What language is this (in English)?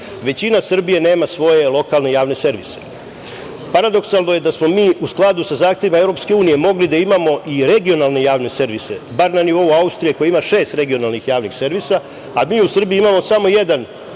Serbian